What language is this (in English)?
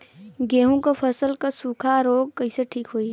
Bhojpuri